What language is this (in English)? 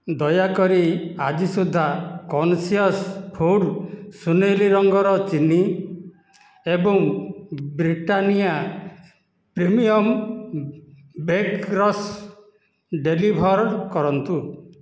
Odia